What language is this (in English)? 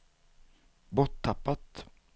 Swedish